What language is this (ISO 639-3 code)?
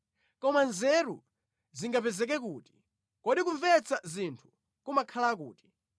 nya